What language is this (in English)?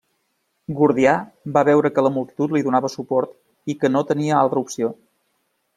Catalan